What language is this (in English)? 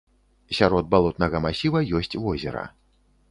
Belarusian